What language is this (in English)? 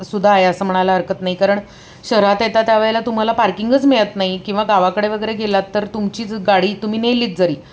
Marathi